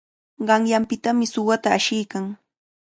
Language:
Cajatambo North Lima Quechua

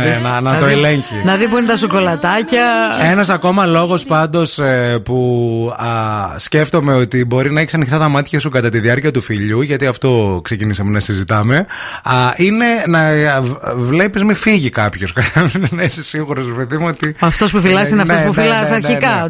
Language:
Greek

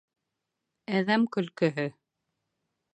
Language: Bashkir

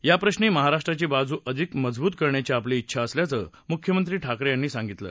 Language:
Marathi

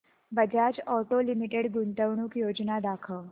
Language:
Marathi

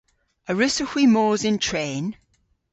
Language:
Cornish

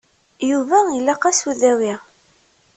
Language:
Kabyle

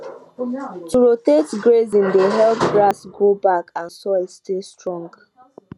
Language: Nigerian Pidgin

